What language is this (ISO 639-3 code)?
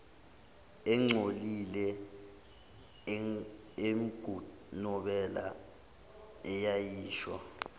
zul